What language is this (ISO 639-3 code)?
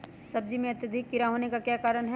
mag